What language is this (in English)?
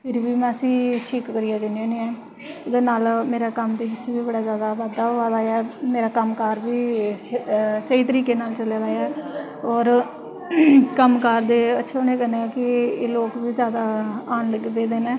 Dogri